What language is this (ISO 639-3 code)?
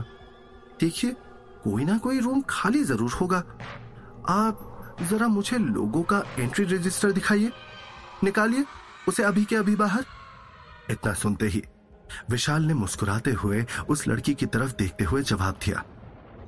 hin